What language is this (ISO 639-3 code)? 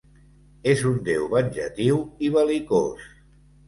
cat